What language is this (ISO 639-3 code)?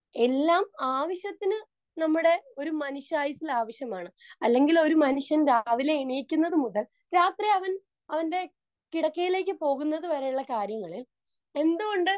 mal